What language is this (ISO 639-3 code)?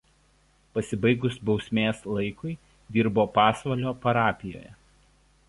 lit